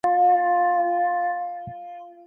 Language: Urdu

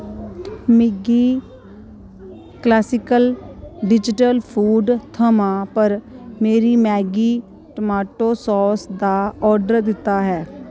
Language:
Dogri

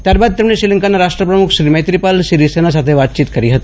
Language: Gujarati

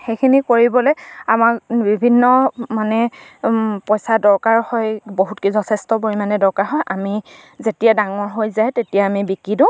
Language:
Assamese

